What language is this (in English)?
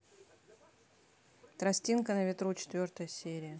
Russian